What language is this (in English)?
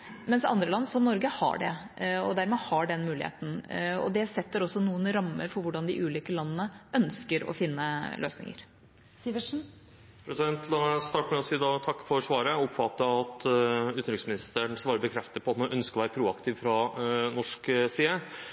Norwegian Bokmål